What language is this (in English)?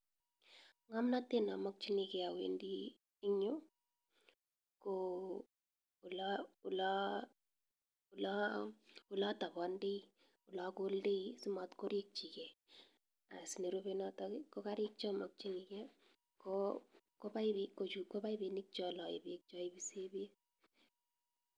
Kalenjin